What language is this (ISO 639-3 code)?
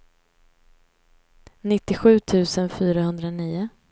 swe